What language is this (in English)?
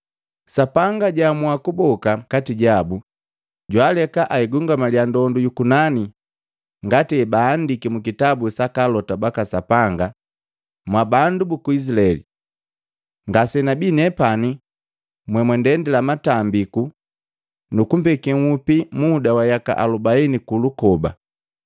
Matengo